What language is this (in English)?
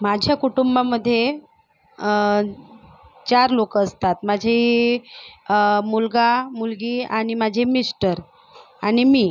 Marathi